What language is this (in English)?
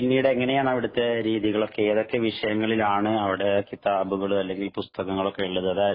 Malayalam